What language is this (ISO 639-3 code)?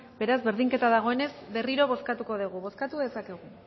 eus